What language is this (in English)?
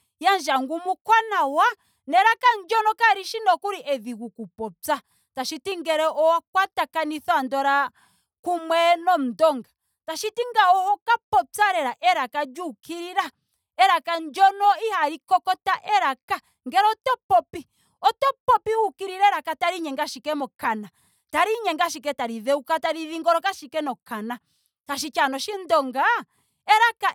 Ndonga